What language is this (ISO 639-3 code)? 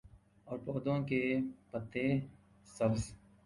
urd